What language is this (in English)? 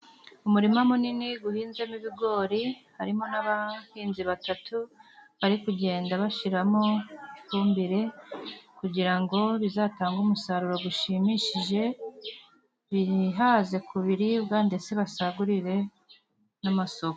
Kinyarwanda